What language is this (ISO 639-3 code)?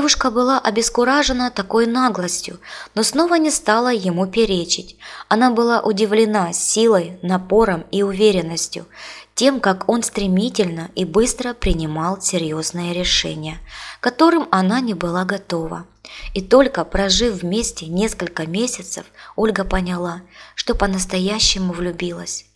rus